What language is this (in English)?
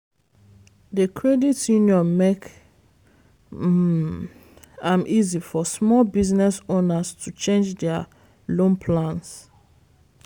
Nigerian Pidgin